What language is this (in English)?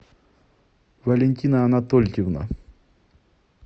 Russian